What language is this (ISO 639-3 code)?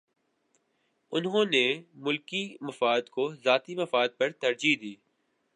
urd